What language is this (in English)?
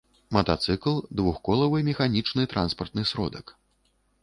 Belarusian